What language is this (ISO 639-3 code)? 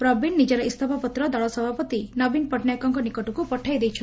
ori